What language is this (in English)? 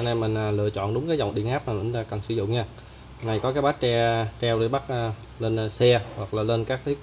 Vietnamese